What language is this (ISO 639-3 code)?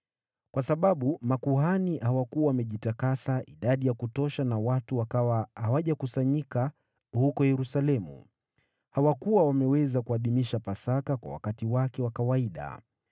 swa